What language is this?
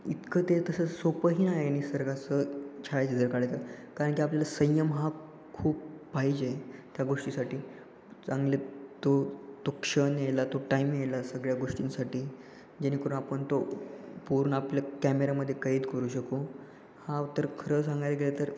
Marathi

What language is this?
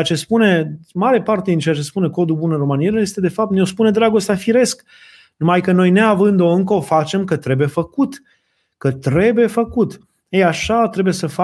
Romanian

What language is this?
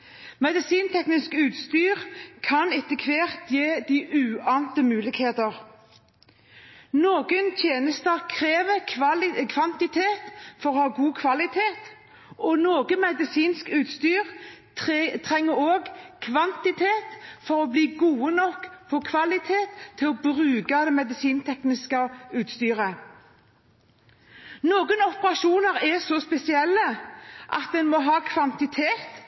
Norwegian Bokmål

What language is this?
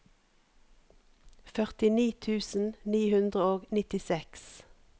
Norwegian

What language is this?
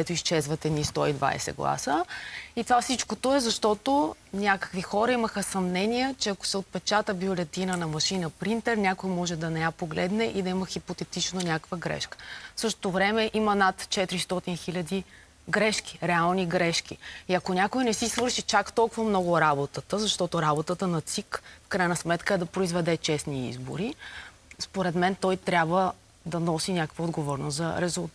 Bulgarian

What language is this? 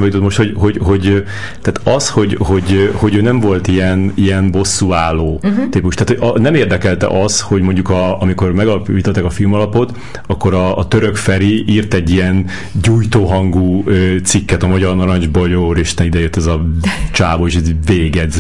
Hungarian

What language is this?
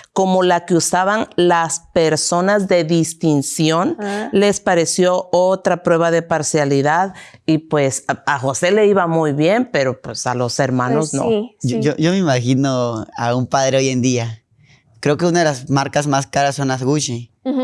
Spanish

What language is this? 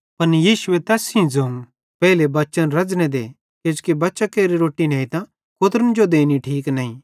Bhadrawahi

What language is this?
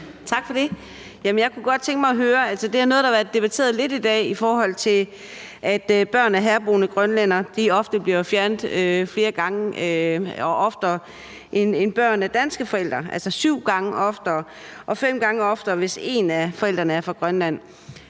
Danish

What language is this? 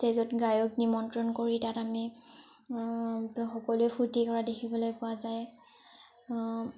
Assamese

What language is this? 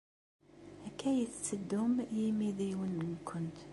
Kabyle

